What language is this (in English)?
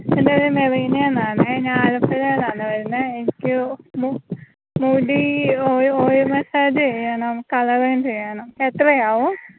Malayalam